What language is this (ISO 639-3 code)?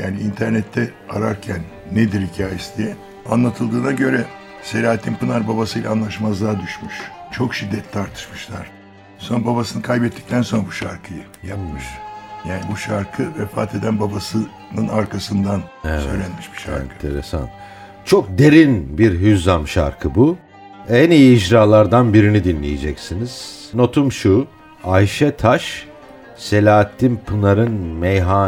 tur